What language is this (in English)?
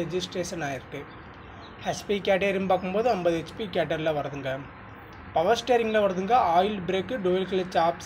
Indonesian